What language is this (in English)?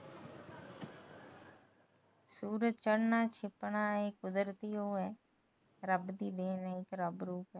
Punjabi